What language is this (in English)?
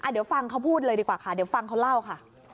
Thai